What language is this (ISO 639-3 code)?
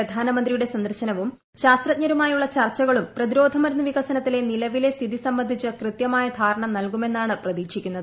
mal